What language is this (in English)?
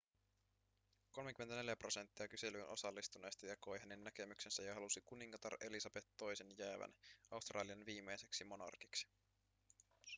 Finnish